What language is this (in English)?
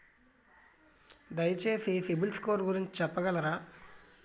Telugu